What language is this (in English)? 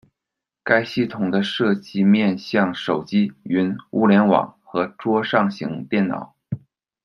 Chinese